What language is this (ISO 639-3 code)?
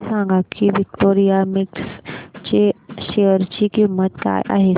mar